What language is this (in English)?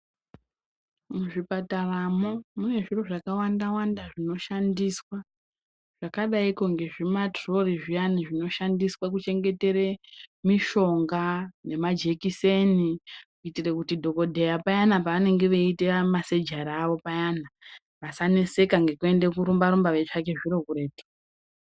Ndau